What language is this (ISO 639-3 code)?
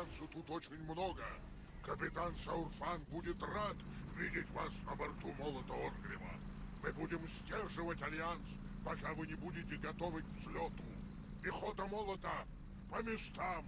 rus